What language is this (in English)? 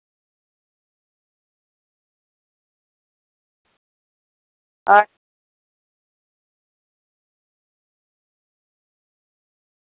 Dogri